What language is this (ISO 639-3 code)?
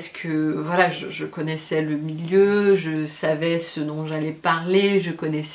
fra